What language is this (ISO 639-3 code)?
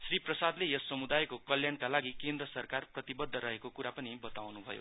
nep